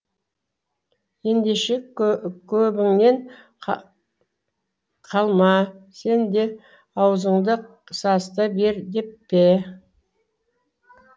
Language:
Kazakh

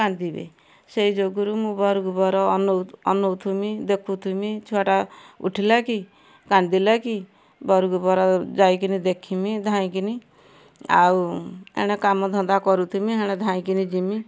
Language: Odia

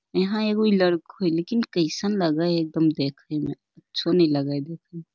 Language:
Magahi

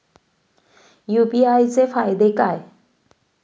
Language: Marathi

